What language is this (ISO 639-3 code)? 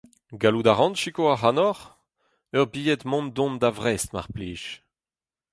bre